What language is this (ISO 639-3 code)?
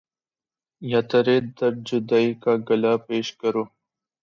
urd